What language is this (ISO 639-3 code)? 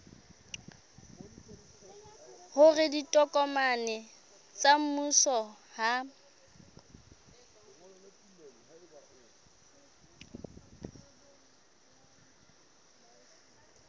sot